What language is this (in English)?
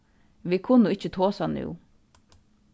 Faroese